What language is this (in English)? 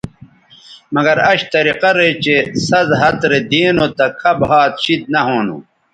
Bateri